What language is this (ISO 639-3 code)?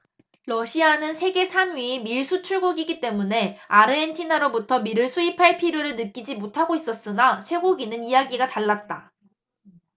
kor